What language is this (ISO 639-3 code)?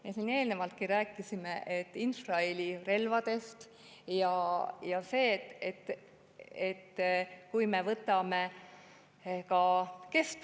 est